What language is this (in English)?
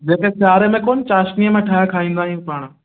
Sindhi